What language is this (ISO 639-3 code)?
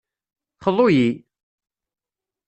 kab